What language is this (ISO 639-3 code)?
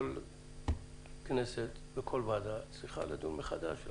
heb